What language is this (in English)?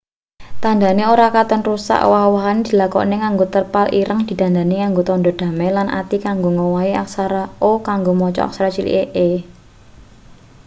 Javanese